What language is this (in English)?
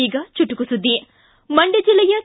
Kannada